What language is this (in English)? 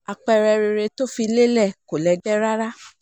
Yoruba